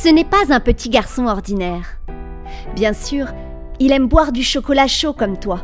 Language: French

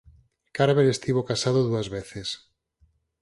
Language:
Galician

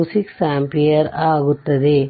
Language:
Kannada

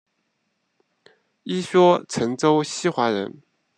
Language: Chinese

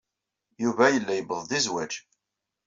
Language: Kabyle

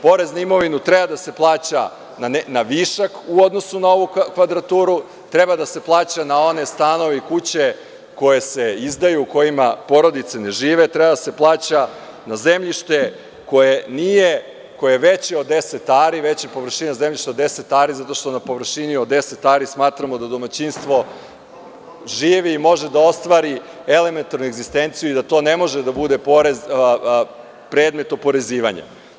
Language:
Serbian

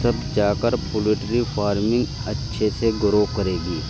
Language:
Urdu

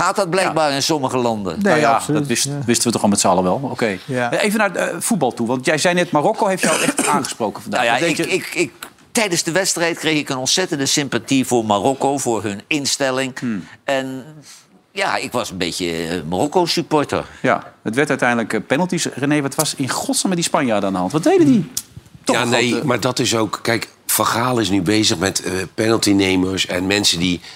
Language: Dutch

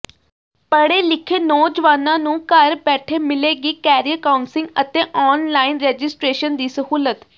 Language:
Punjabi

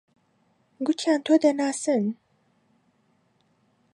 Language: Central Kurdish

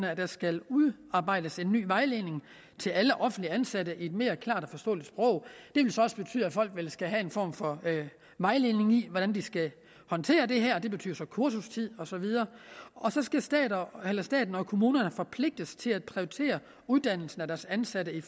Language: Danish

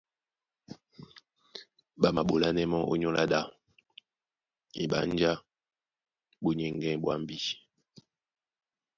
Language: Duala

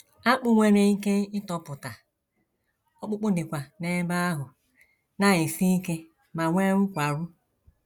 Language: Igbo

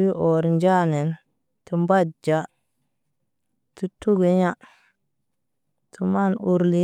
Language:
Naba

